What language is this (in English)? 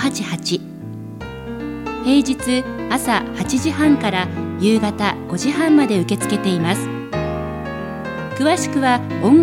Japanese